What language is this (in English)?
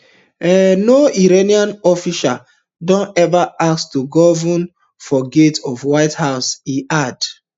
Nigerian Pidgin